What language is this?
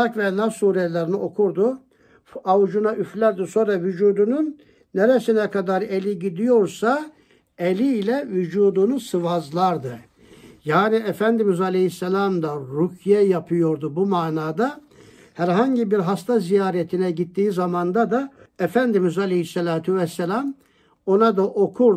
Turkish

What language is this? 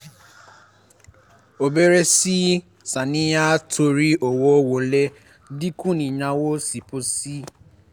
Yoruba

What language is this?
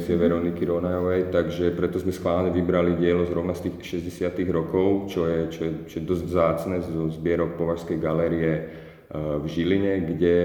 Slovak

